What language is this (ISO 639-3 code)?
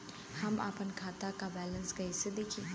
bho